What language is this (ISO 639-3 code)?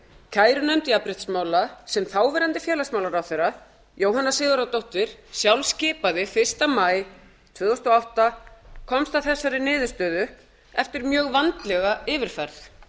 isl